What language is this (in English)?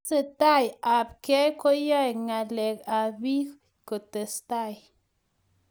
Kalenjin